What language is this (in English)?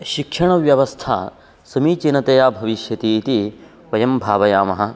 Sanskrit